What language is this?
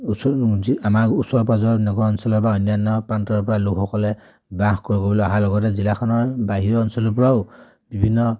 Assamese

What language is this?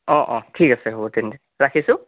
Assamese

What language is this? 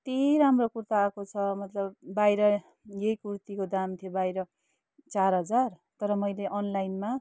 Nepali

